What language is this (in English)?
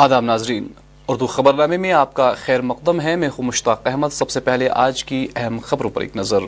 Urdu